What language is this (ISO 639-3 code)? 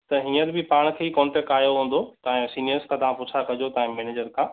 snd